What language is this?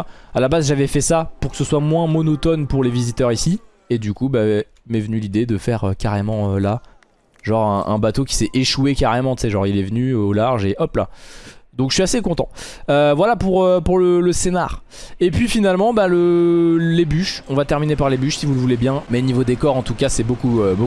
French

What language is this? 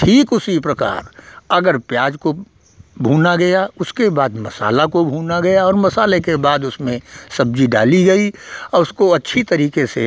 Hindi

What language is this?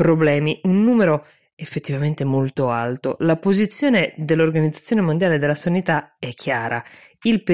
Italian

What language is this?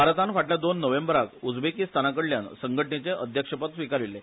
Konkani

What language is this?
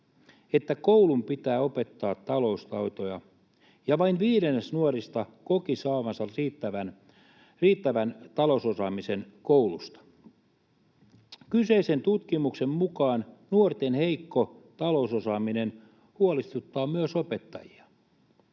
Finnish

